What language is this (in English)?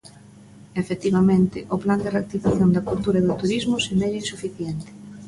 Galician